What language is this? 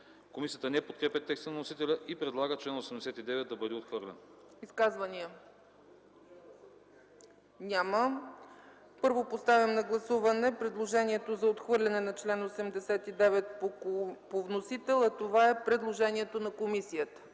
Bulgarian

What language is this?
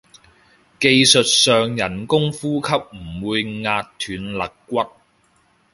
Cantonese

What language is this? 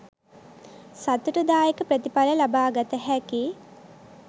Sinhala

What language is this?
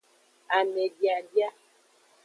Aja (Benin)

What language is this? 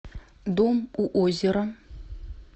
Russian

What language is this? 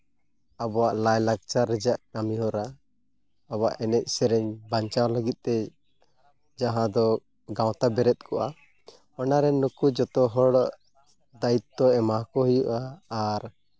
Santali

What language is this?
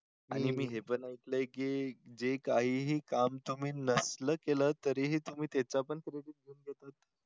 Marathi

